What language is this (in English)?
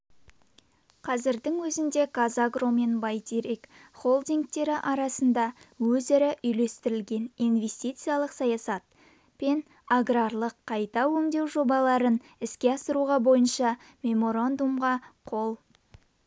Kazakh